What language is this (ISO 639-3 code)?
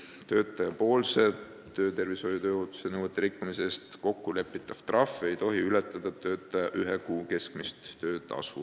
est